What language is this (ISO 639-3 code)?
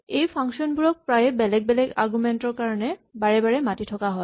asm